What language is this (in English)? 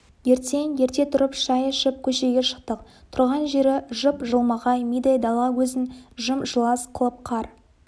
Kazakh